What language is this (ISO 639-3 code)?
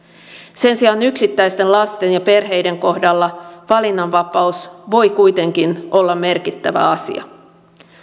fin